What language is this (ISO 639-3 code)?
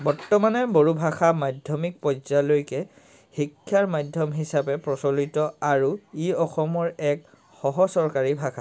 asm